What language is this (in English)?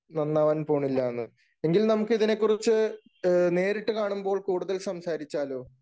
Malayalam